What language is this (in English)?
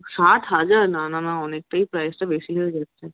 Bangla